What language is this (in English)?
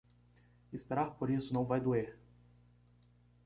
Portuguese